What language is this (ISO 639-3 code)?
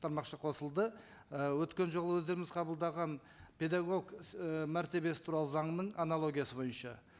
kaz